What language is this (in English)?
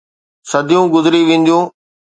Sindhi